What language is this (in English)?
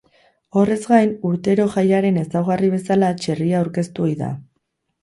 Basque